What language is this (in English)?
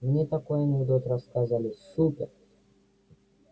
Russian